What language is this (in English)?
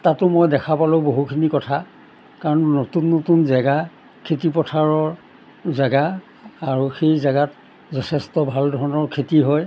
Assamese